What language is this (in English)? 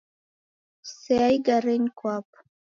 Taita